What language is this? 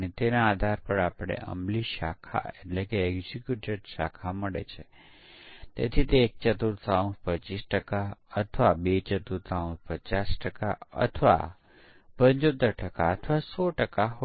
Gujarati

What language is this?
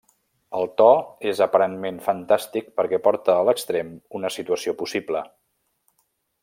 Catalan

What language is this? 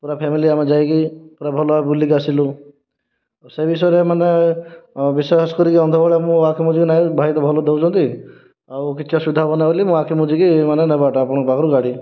Odia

